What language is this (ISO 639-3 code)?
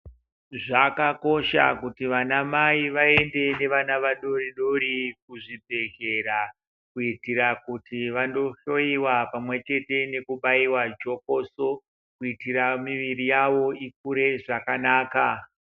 ndc